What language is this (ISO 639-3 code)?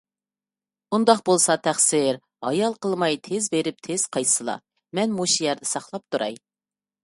uig